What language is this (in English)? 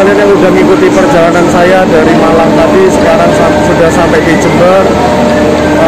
Indonesian